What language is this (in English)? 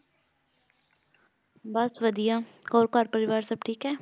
Punjabi